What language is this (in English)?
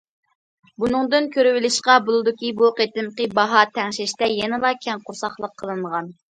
Uyghur